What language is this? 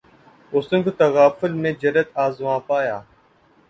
Urdu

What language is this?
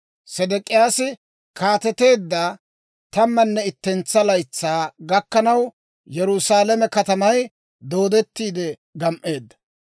Dawro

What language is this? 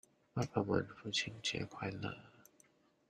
Chinese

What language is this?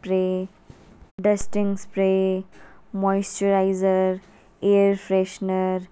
Kinnauri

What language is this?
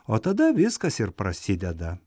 Lithuanian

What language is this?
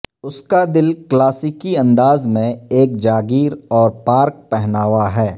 Urdu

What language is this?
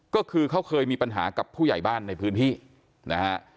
Thai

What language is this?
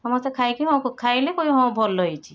Odia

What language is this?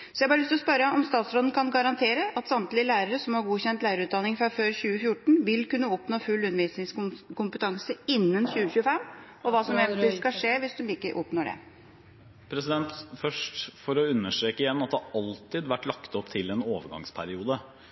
Norwegian Bokmål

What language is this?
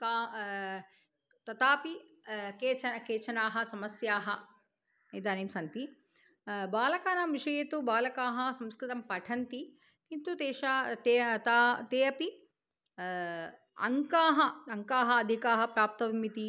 Sanskrit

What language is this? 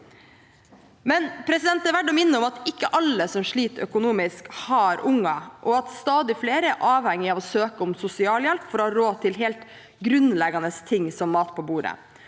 Norwegian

